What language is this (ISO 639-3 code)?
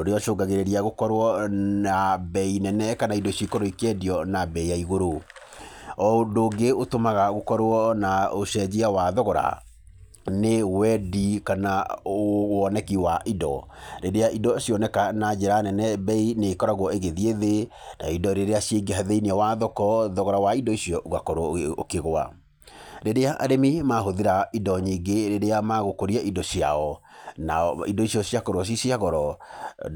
kik